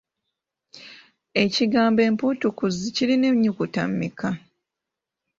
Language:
Ganda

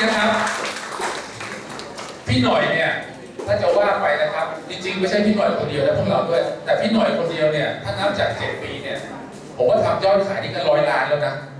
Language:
Thai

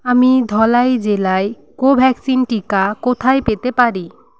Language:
Bangla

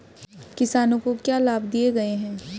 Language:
Hindi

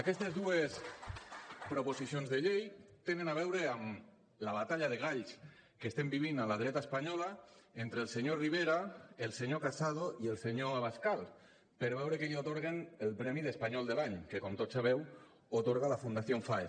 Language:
Catalan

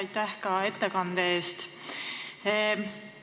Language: Estonian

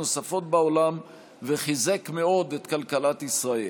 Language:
Hebrew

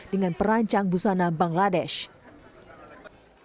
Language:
Indonesian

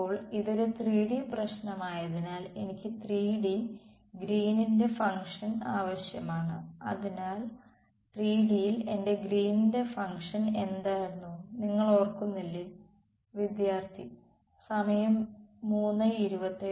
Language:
Malayalam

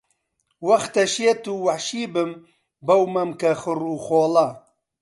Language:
Central Kurdish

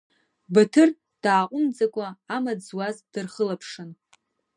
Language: Abkhazian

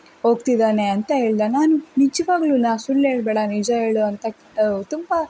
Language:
Kannada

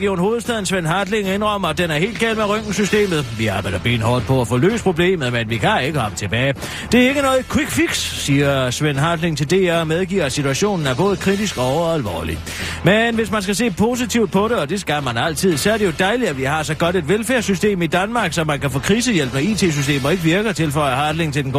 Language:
Danish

